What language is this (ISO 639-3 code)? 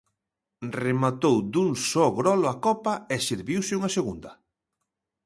glg